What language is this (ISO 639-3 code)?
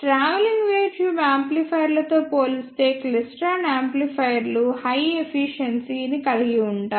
tel